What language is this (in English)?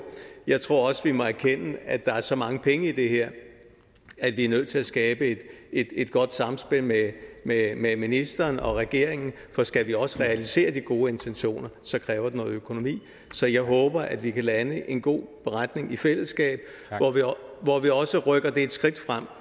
Danish